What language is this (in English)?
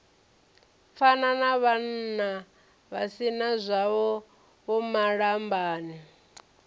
Venda